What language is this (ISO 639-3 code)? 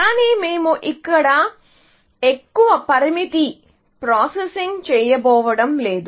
tel